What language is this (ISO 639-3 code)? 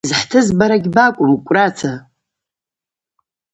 abq